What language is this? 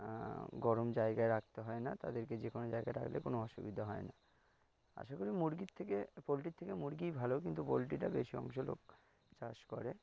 Bangla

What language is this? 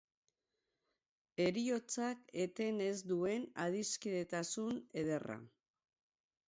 Basque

